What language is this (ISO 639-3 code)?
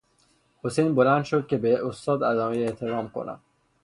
fas